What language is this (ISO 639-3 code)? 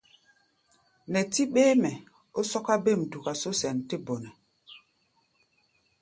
gba